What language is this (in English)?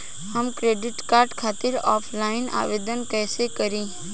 Bhojpuri